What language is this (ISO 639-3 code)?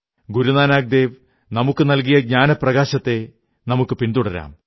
mal